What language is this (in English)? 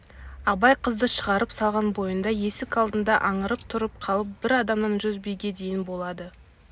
Kazakh